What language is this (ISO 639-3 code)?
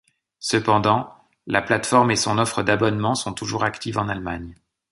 fra